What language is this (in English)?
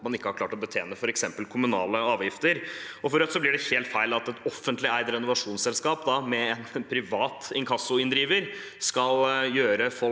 Norwegian